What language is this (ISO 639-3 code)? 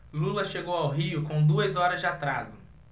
por